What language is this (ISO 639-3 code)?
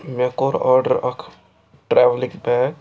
kas